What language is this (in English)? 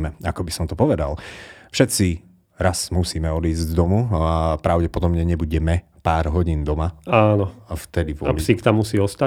Slovak